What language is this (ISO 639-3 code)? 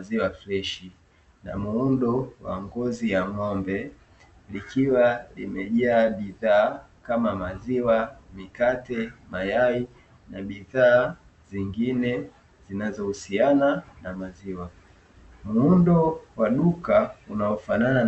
swa